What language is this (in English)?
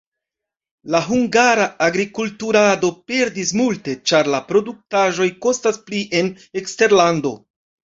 Esperanto